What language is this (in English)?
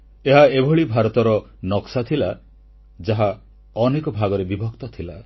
Odia